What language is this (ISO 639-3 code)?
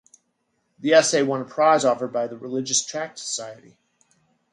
eng